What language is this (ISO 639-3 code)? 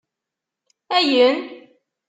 kab